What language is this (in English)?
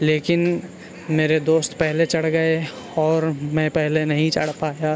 Urdu